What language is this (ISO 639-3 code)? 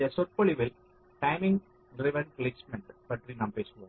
tam